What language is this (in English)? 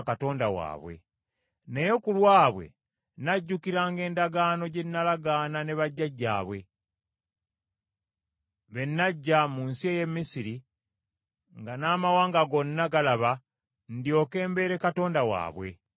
Ganda